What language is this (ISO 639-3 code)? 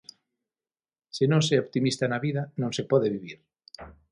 glg